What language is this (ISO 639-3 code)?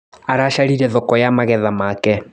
kik